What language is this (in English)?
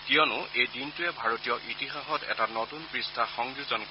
Assamese